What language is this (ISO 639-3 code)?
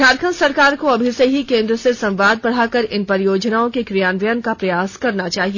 hin